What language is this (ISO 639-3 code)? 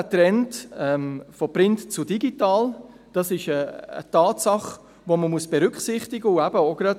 gsw